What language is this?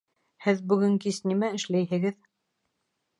Bashkir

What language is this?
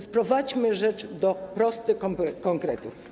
Polish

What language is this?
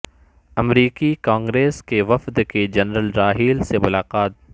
Urdu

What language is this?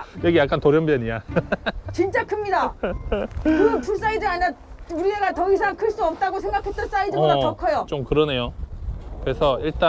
Korean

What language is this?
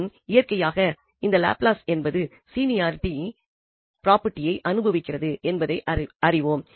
Tamil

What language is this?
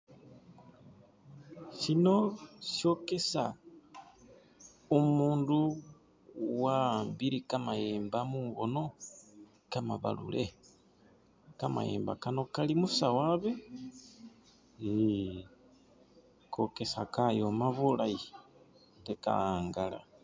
Masaaba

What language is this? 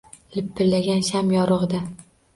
Uzbek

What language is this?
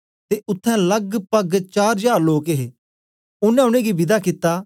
Dogri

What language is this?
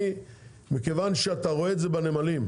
Hebrew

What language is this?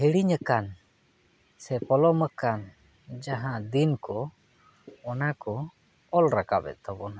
Santali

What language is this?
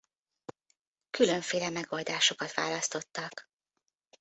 Hungarian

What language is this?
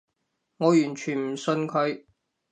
Cantonese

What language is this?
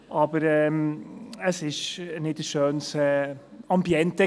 Swiss German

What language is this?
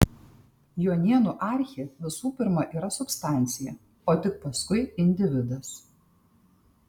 Lithuanian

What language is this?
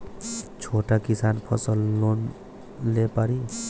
Bhojpuri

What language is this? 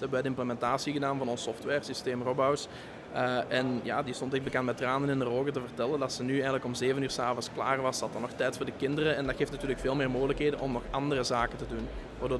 Dutch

